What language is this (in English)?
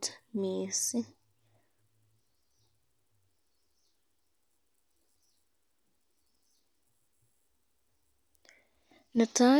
Kalenjin